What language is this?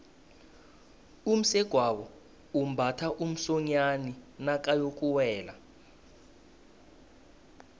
South Ndebele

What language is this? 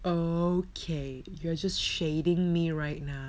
English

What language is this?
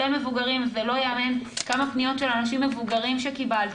Hebrew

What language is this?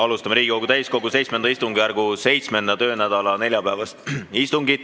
Estonian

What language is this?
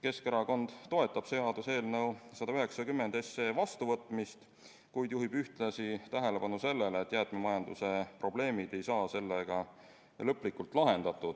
Estonian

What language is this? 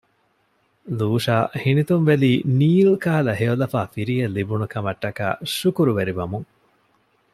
Divehi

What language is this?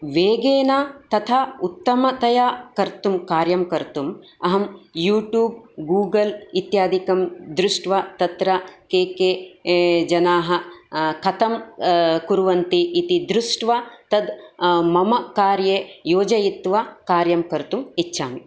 Sanskrit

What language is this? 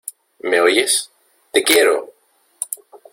Spanish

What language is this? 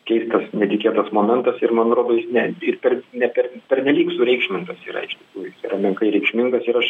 Lithuanian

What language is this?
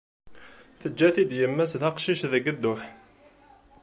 Kabyle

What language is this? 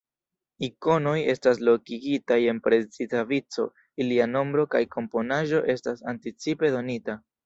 Esperanto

